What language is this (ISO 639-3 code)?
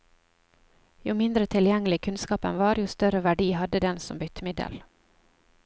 nor